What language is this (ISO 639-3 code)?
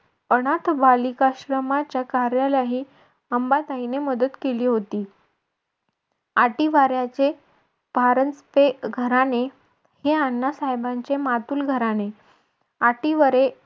mar